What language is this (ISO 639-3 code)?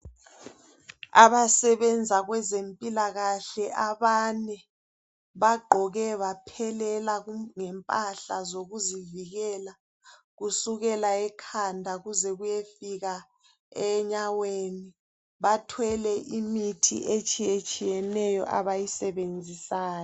nde